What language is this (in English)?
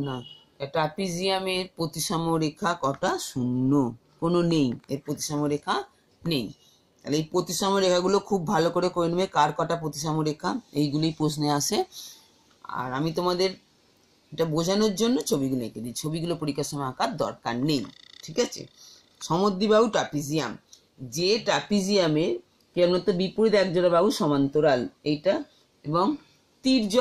Hindi